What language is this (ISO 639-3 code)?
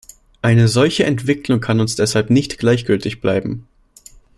deu